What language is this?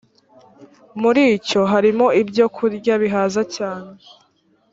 Kinyarwanda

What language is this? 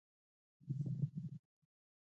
Pashto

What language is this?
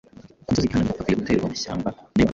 Kinyarwanda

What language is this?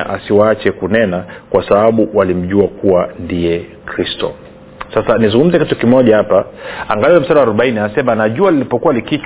Swahili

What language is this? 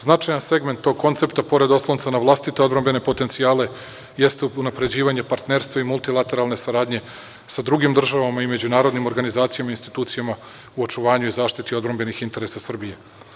Serbian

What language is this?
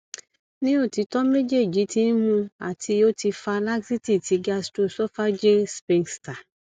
Yoruba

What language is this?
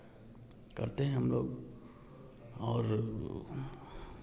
Hindi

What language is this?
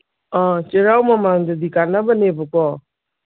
Manipuri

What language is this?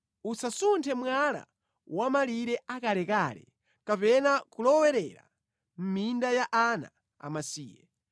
Nyanja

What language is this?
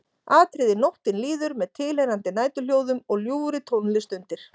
Icelandic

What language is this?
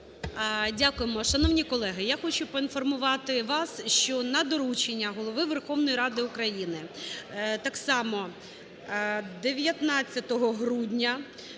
Ukrainian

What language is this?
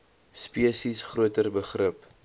Afrikaans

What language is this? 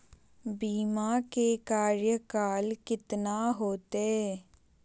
Magahi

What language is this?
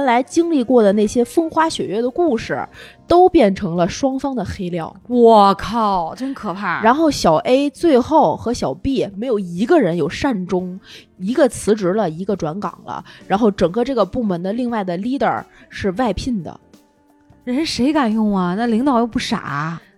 Chinese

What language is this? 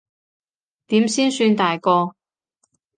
Cantonese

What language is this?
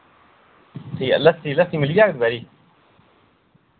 Dogri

